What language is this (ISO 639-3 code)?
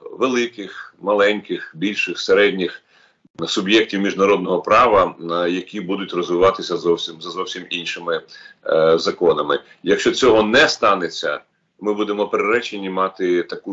ukr